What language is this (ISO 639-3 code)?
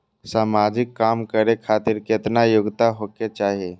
mai